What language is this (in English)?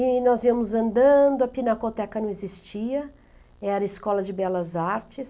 Portuguese